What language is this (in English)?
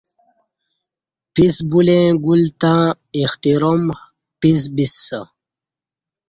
Kati